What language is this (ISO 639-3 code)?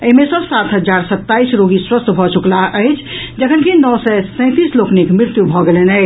mai